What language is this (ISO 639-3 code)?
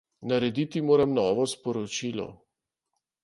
slv